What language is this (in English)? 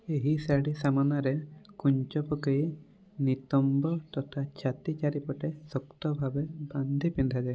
Odia